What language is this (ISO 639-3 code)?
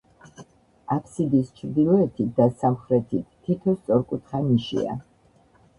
kat